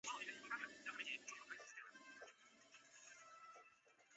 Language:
Chinese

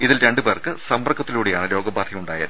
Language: Malayalam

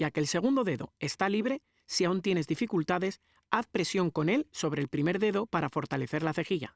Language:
Spanish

